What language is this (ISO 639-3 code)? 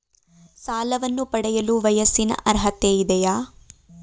kan